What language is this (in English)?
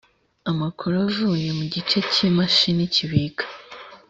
Kinyarwanda